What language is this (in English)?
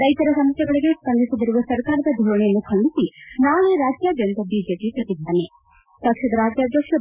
Kannada